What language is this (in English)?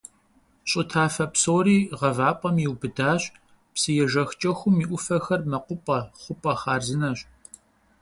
Kabardian